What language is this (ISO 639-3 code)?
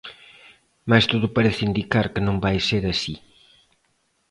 glg